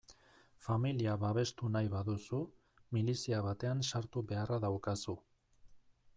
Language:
Basque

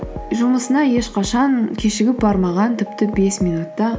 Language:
Kazakh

